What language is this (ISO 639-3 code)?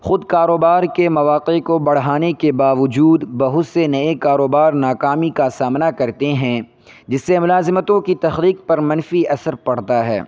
urd